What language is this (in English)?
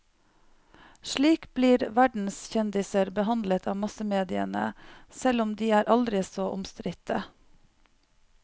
Norwegian